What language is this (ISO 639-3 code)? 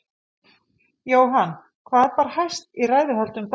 isl